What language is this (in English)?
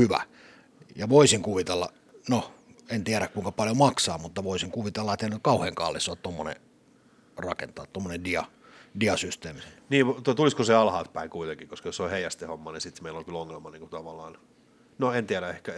Finnish